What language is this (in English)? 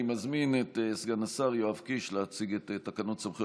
Hebrew